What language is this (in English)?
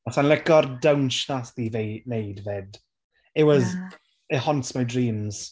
Welsh